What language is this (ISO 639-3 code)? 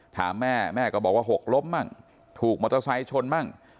tha